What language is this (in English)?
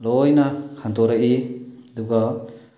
Manipuri